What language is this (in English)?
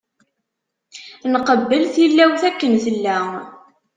Kabyle